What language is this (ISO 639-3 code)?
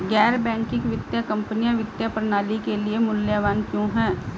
hin